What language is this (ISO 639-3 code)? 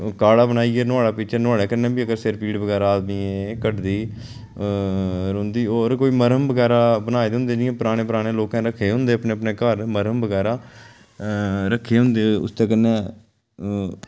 doi